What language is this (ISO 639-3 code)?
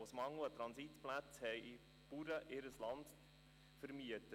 gsw